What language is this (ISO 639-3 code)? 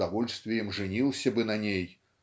rus